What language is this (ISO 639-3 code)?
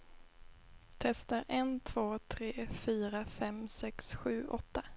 swe